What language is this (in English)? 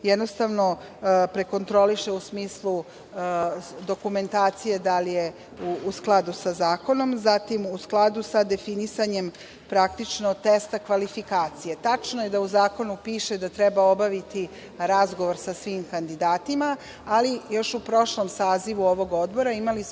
Serbian